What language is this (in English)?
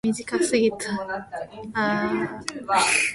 Japanese